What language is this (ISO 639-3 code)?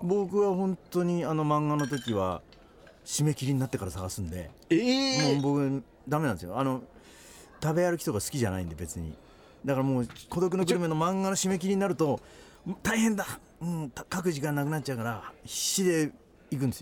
jpn